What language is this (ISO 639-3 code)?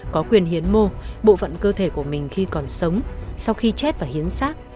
vie